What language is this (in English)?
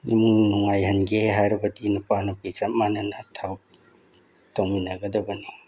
Manipuri